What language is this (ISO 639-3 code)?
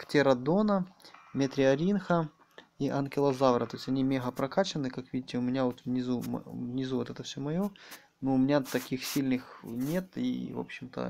rus